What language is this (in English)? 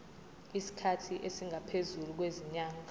Zulu